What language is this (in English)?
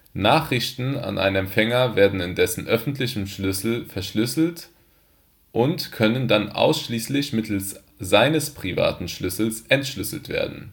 German